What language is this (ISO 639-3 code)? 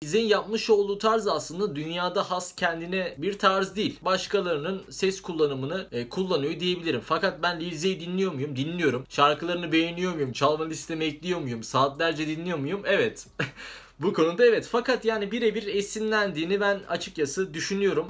tur